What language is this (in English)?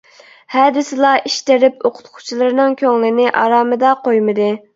Uyghur